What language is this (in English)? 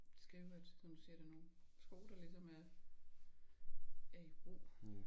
Danish